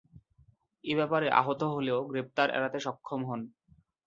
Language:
Bangla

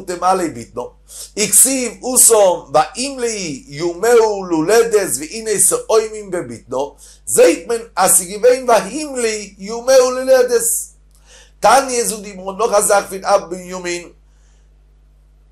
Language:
Hebrew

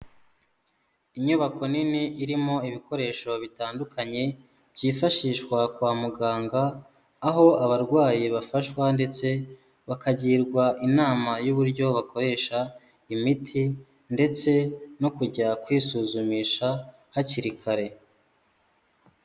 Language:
Kinyarwanda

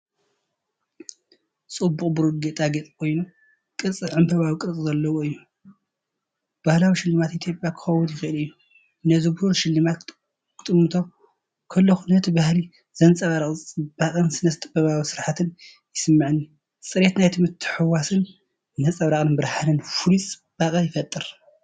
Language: Tigrinya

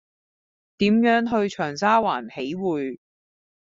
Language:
Cantonese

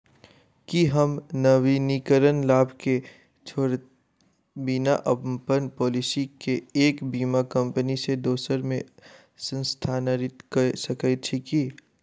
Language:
Maithili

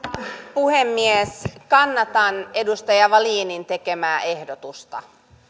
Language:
Finnish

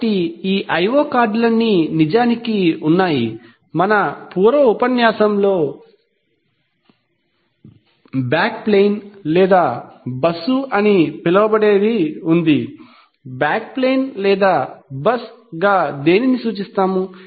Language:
Telugu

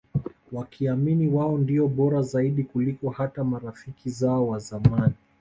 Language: Swahili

